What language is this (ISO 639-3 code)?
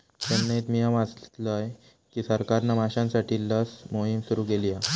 mar